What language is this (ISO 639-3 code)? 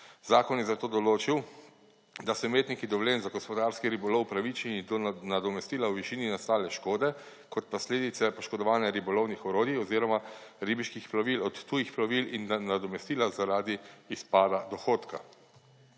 slv